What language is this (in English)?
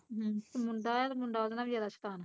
Punjabi